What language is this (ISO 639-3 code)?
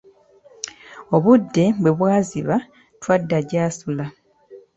lug